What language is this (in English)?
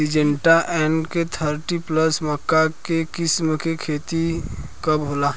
Bhojpuri